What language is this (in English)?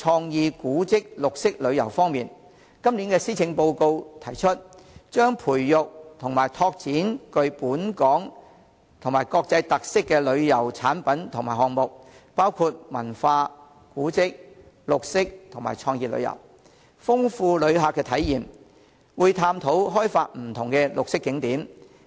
Cantonese